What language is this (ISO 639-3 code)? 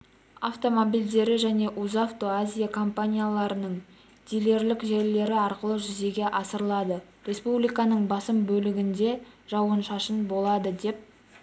kaz